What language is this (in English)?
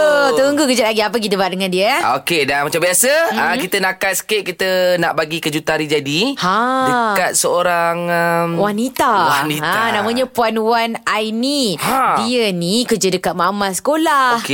Malay